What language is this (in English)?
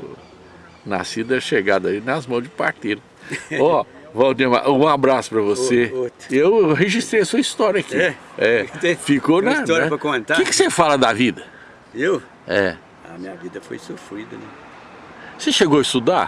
Portuguese